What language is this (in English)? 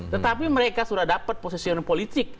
Indonesian